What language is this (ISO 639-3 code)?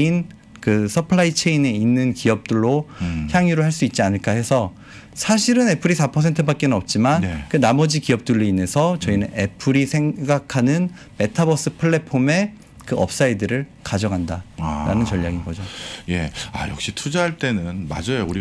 kor